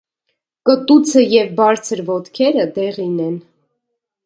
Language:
Armenian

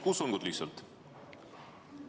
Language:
Estonian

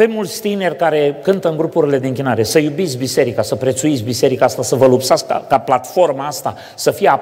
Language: Romanian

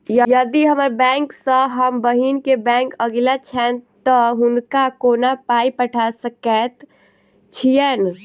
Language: Maithili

